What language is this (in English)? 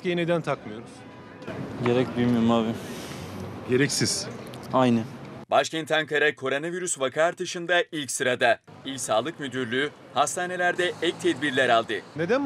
Turkish